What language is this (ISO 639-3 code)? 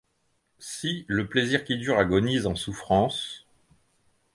fra